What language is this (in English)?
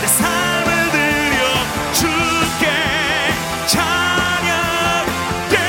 Korean